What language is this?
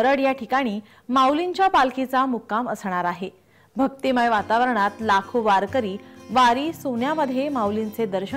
Hindi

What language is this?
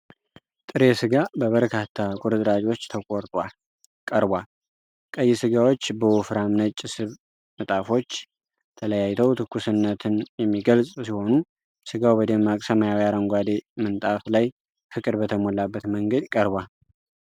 Amharic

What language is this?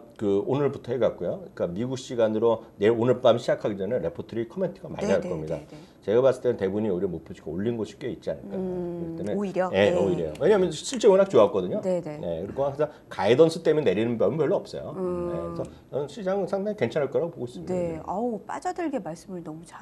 Korean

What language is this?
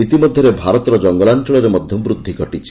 Odia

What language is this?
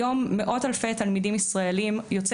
Hebrew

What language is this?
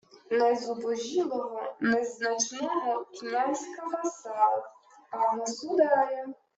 Ukrainian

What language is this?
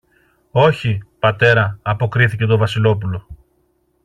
Greek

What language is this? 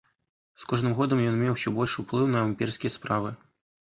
Belarusian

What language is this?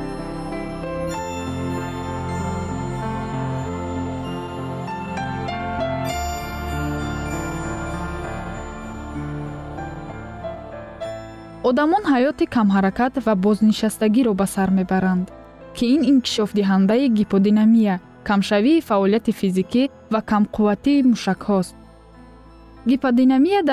Persian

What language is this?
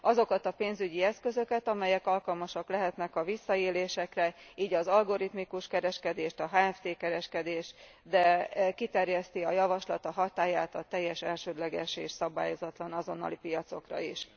Hungarian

